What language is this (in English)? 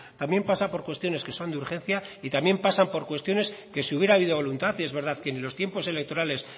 Spanish